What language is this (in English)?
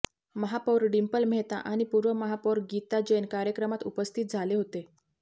Marathi